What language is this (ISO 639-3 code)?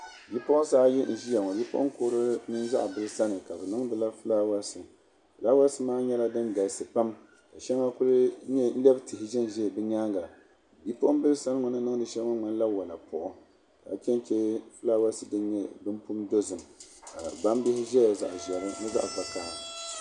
dag